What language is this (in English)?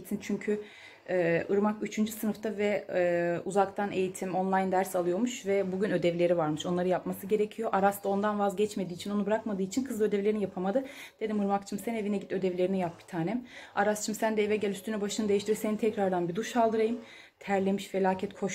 Turkish